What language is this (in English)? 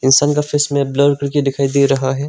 Hindi